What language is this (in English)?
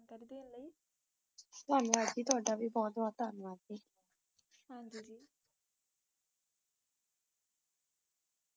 Punjabi